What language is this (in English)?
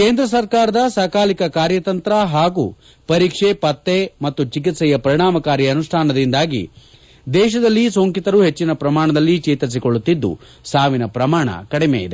Kannada